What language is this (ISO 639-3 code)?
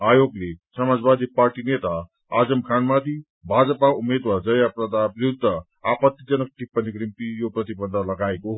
nep